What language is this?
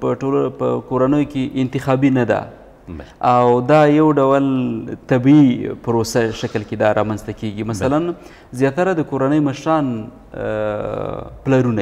Dutch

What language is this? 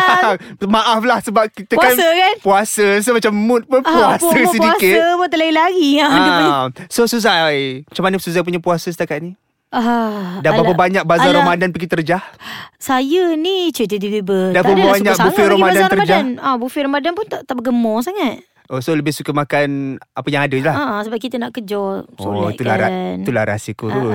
Malay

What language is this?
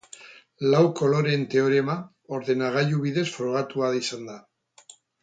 Basque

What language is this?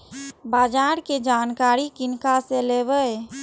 Maithili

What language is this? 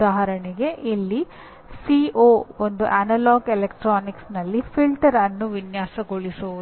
Kannada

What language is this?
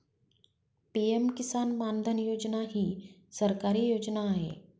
Marathi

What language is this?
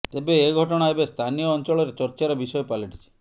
Odia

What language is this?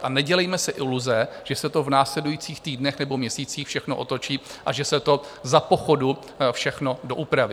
Czech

